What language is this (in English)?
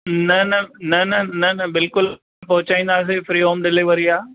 Sindhi